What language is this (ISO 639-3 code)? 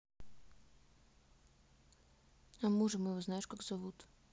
rus